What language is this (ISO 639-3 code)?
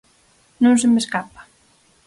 glg